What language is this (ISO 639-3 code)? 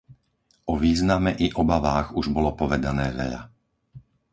slk